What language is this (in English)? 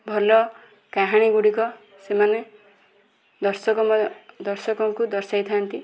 Odia